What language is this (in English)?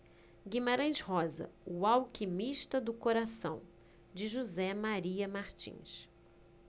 Portuguese